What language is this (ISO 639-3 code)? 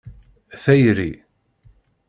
kab